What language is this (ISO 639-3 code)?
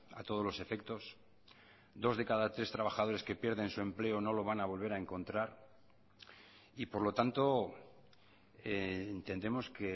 spa